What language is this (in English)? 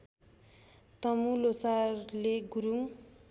Nepali